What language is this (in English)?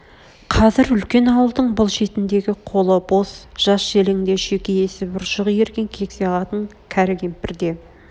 Kazakh